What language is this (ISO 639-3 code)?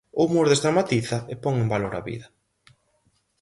glg